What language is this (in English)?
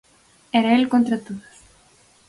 Galician